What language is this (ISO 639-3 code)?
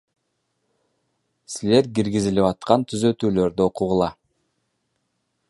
kir